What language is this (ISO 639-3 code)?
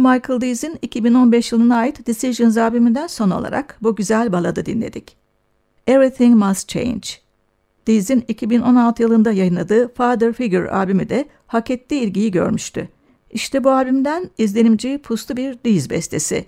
tur